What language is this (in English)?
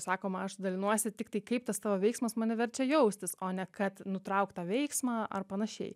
Lithuanian